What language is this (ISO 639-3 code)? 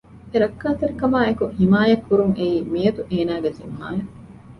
div